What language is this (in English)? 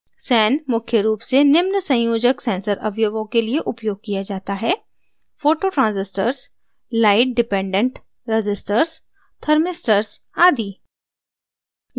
Hindi